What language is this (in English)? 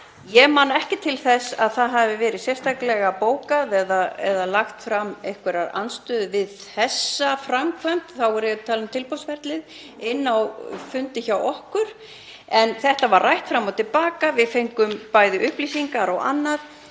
Icelandic